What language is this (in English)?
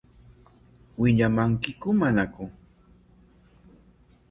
Corongo Ancash Quechua